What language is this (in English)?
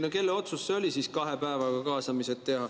Estonian